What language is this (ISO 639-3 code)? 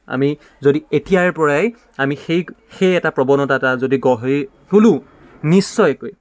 asm